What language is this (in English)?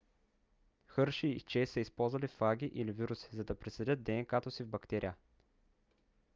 Bulgarian